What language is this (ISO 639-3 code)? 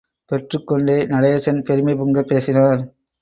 tam